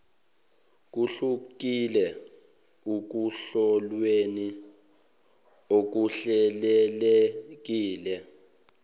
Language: Zulu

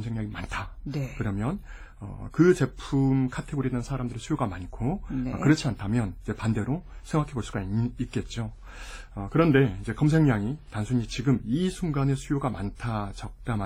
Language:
Korean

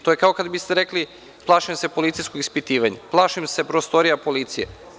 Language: Serbian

